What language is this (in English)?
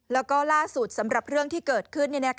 Thai